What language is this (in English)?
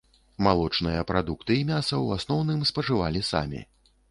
Belarusian